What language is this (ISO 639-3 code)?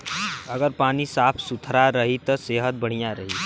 bho